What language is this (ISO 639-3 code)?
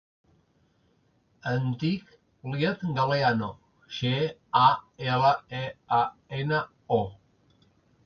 cat